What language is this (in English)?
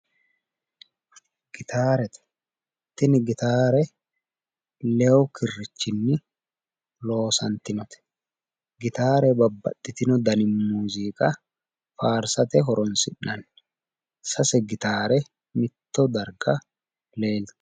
Sidamo